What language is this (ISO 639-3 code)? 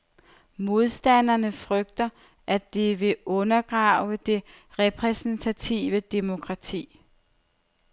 dan